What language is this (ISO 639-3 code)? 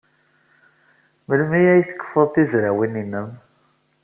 kab